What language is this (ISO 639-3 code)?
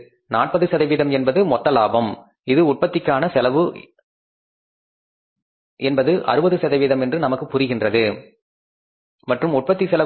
tam